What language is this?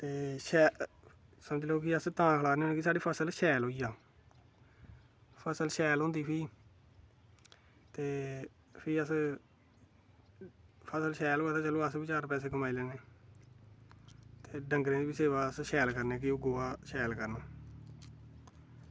Dogri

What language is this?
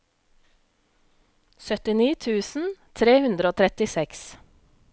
Norwegian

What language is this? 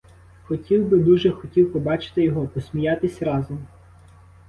Ukrainian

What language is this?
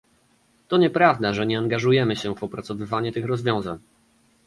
Polish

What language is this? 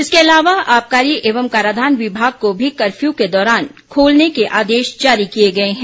Hindi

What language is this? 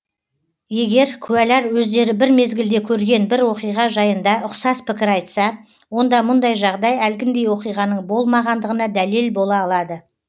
Kazakh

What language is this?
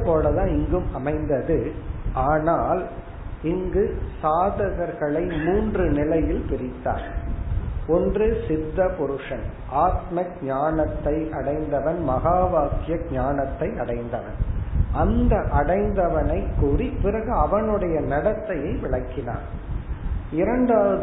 Tamil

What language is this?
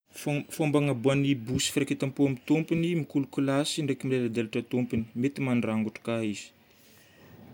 Northern Betsimisaraka Malagasy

